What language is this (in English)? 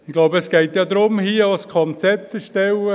Swiss German